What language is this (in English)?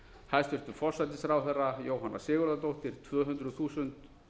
Icelandic